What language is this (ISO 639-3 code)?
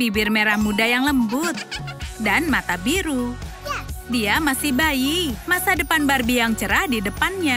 ind